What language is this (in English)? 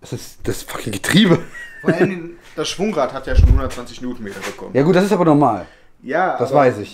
German